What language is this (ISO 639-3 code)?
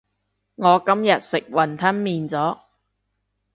yue